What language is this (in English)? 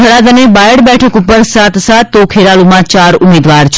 Gujarati